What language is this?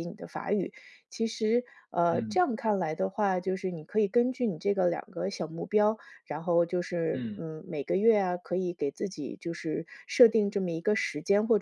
Chinese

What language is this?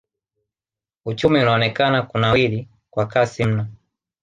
Swahili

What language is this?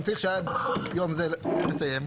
Hebrew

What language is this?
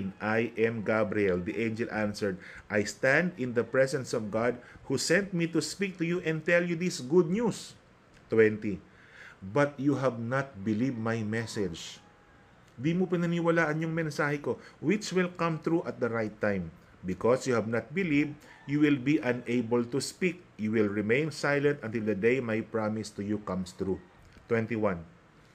Filipino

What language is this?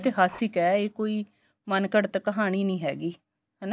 Punjabi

